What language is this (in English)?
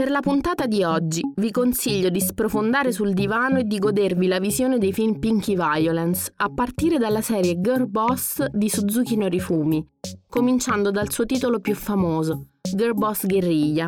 Italian